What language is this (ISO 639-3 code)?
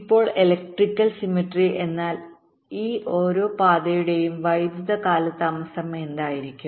mal